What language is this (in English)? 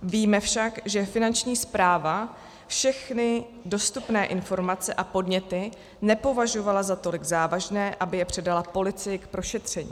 Czech